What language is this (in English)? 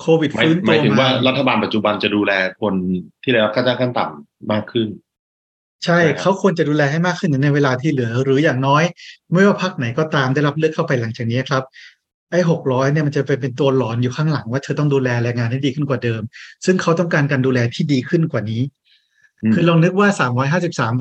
Thai